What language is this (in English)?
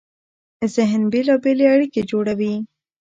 Pashto